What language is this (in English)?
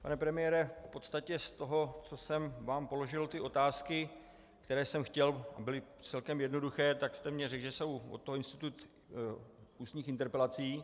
Czech